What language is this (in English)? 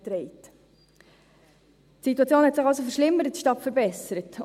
Swiss German